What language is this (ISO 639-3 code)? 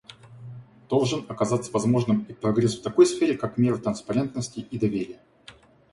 rus